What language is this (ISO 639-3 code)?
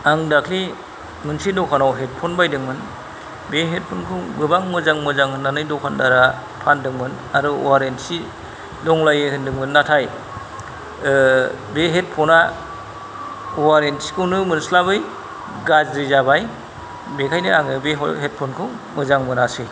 brx